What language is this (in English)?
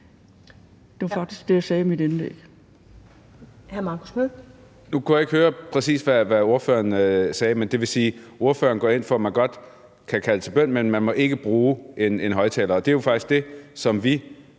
Danish